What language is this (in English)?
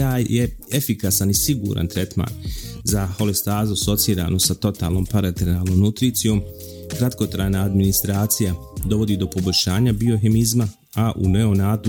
Croatian